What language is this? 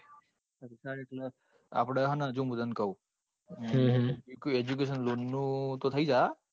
Gujarati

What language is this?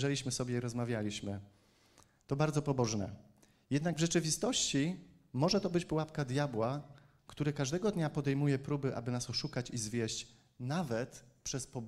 Polish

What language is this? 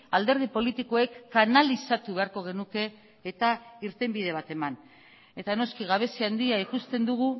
Basque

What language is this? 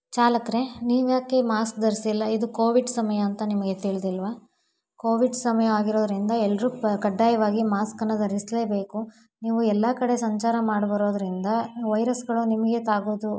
Kannada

